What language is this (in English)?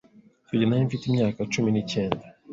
Kinyarwanda